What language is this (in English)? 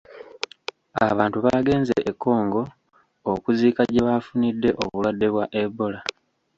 Ganda